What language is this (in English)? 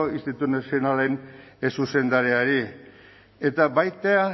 Basque